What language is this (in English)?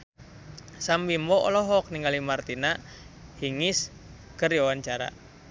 Sundanese